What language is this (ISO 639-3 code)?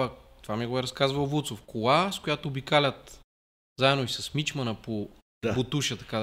bul